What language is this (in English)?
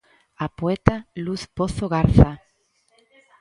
Galician